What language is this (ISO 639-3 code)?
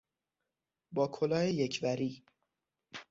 fas